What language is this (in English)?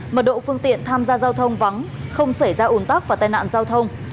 Vietnamese